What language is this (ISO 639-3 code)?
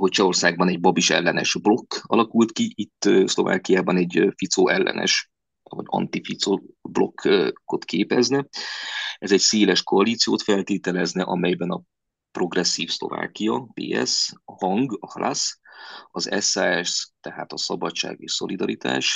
hun